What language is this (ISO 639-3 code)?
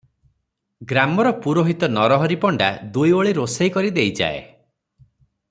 ori